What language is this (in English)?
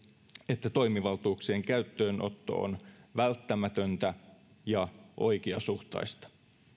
Finnish